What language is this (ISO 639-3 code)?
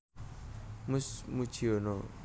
jav